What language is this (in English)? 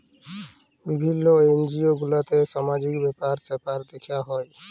Bangla